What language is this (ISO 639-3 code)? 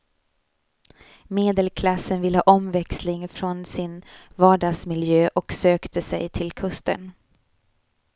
swe